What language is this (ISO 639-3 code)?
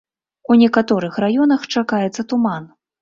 bel